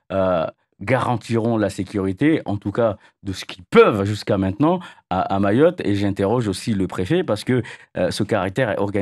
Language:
French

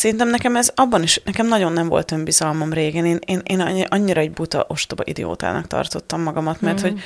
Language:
Hungarian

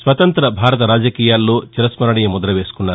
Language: Telugu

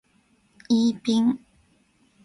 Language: Japanese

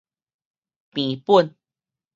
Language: Min Nan Chinese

